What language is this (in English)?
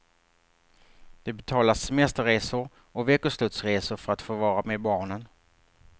Swedish